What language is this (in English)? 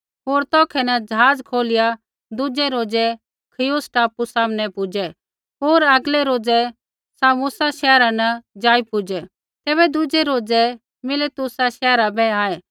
Kullu Pahari